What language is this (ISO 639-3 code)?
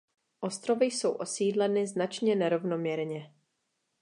ces